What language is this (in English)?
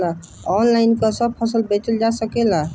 Bhojpuri